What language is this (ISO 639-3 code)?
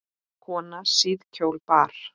isl